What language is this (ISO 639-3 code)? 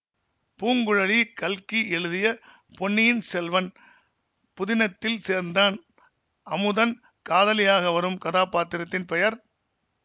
tam